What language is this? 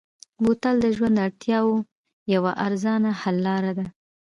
Pashto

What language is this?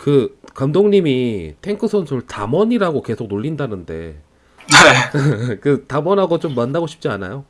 Korean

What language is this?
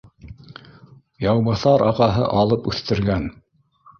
Bashkir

